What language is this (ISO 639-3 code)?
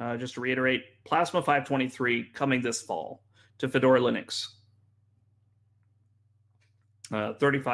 eng